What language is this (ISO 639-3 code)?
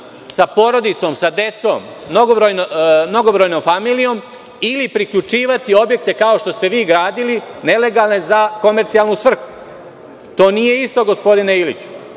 srp